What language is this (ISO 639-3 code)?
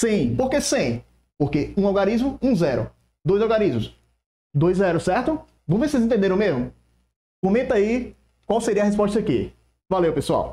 por